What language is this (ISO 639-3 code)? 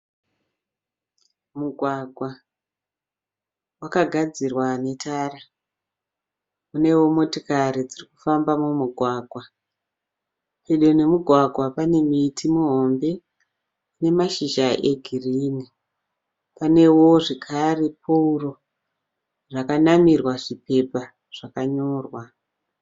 sna